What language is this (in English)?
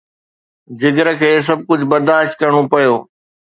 Sindhi